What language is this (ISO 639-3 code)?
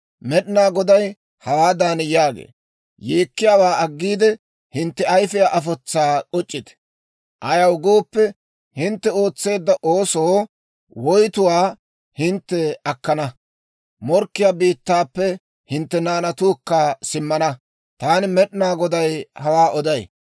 dwr